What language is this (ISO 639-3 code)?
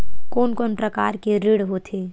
hne